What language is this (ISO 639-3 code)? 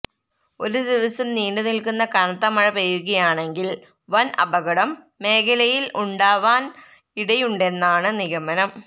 mal